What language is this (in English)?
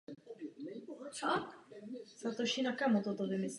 Czech